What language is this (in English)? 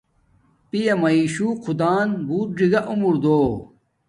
Domaaki